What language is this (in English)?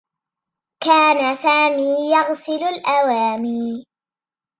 Arabic